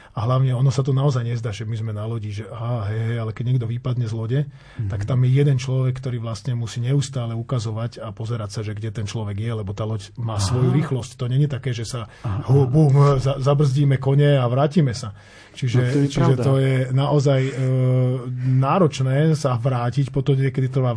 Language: Slovak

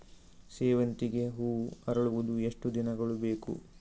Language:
Kannada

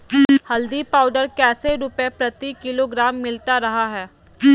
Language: Magahi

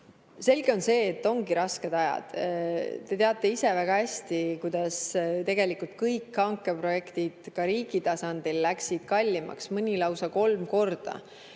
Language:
Estonian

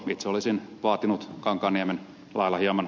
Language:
Finnish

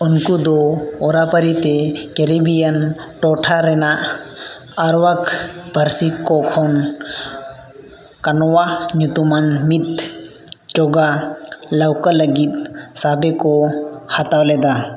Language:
Santali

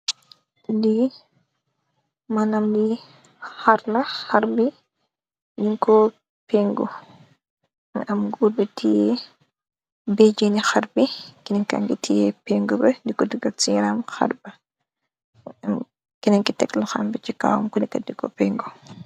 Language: Wolof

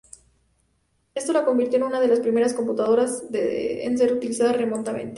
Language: Spanish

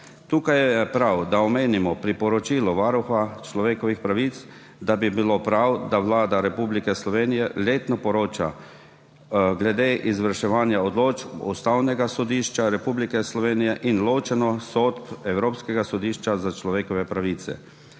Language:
Slovenian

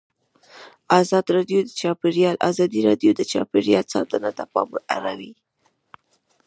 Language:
Pashto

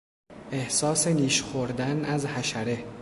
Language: Persian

